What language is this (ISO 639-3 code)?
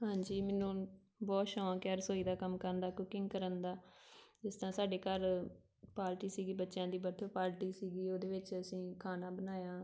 pan